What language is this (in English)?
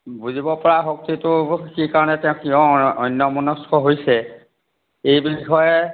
Assamese